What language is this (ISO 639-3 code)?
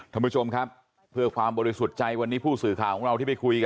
tha